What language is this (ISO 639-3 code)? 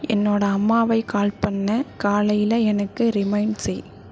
tam